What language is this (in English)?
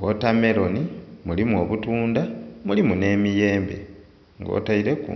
Soga